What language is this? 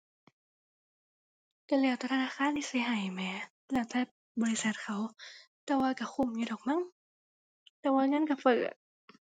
Thai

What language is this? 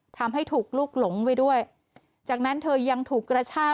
Thai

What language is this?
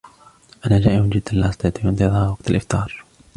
Arabic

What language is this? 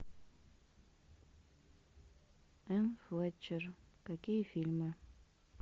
Russian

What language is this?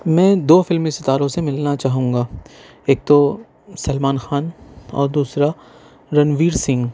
Urdu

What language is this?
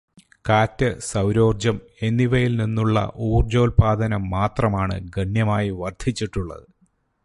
Malayalam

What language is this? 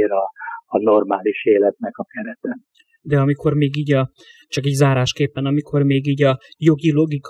Hungarian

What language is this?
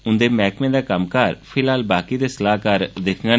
Dogri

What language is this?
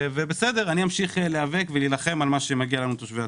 Hebrew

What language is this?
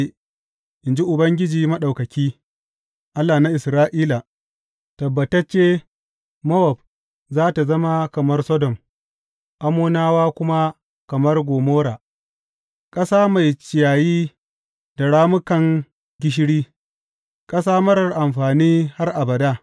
Hausa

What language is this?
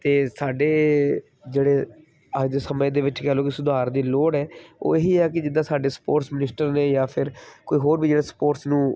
Punjabi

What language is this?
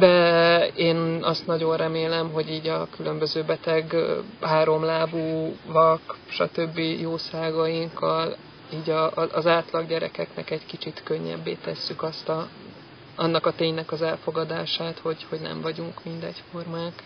Hungarian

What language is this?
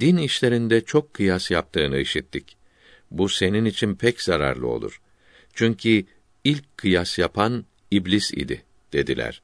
Turkish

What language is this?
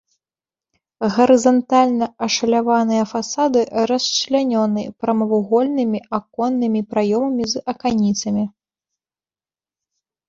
Belarusian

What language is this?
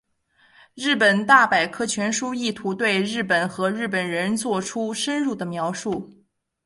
Chinese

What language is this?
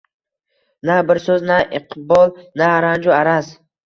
Uzbek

